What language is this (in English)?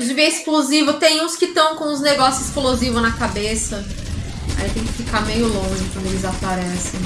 Portuguese